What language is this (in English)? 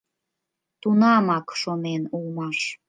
Mari